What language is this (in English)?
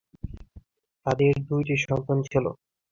Bangla